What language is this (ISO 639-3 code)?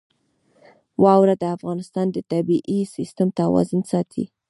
pus